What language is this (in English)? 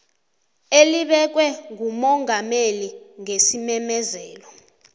South Ndebele